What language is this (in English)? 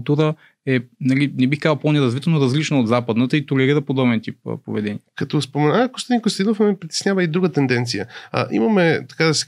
Bulgarian